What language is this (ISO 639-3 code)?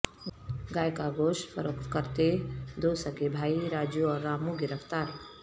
urd